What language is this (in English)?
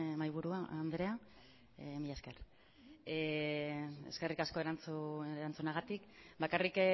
Basque